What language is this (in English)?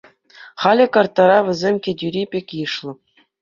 Chuvash